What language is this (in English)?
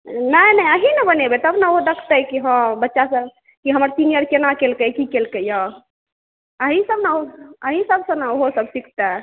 Maithili